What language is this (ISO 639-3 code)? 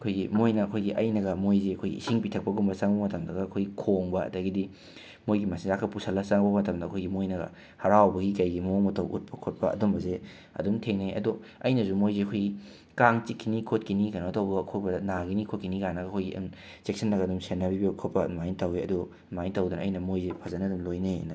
mni